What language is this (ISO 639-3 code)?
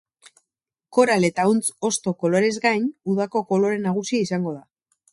eus